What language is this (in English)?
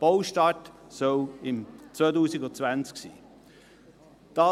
Swiss German